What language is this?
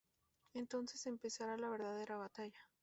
Spanish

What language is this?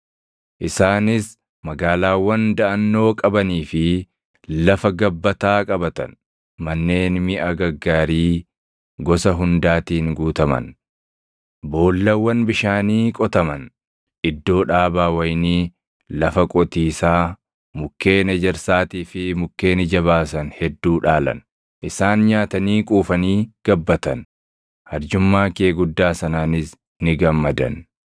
Oromo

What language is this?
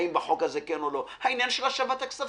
Hebrew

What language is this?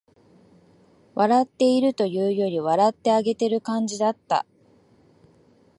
Japanese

